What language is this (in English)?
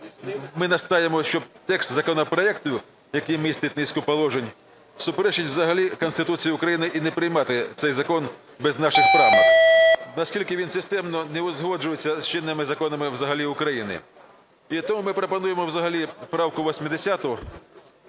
Ukrainian